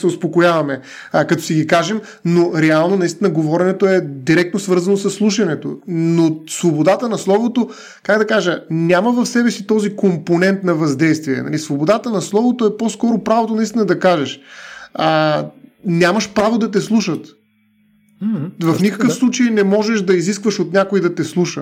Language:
Bulgarian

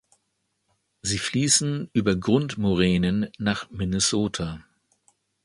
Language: German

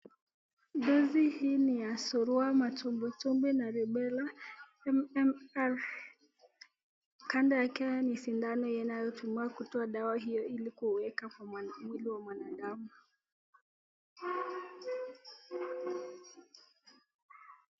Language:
Swahili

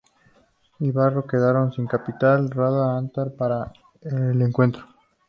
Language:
Spanish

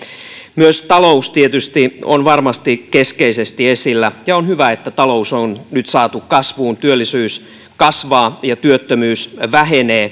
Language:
Finnish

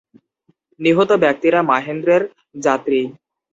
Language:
Bangla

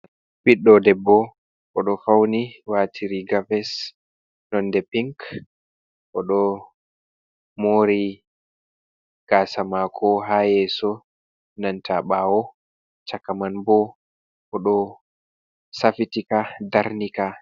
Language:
Fula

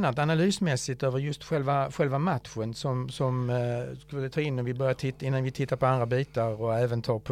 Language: Swedish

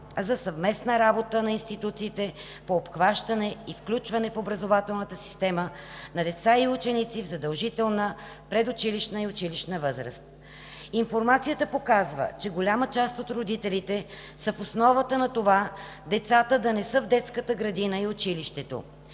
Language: Bulgarian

